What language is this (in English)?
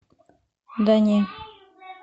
Russian